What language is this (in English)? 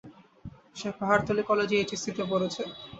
Bangla